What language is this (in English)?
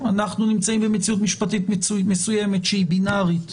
Hebrew